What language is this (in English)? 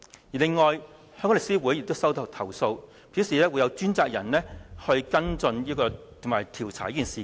Cantonese